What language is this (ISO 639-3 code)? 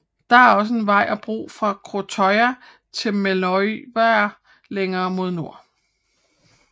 dan